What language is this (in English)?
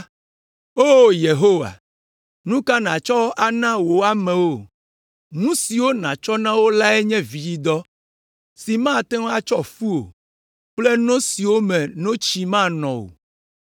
Ewe